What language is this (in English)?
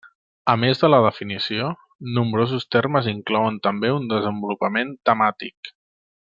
Catalan